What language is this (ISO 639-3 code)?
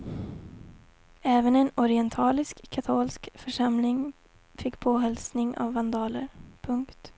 swe